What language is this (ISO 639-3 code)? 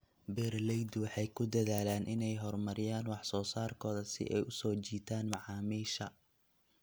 som